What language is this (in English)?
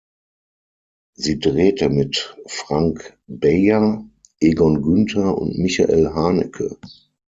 German